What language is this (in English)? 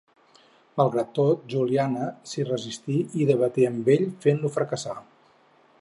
Catalan